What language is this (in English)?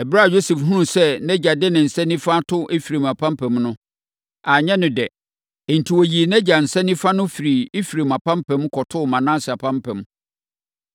Akan